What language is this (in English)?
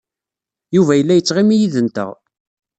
Kabyle